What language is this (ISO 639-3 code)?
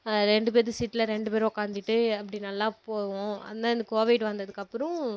tam